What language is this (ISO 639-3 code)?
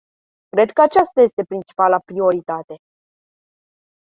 ron